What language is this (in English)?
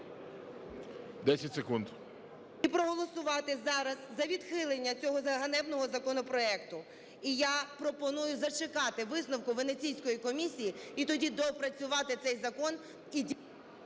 Ukrainian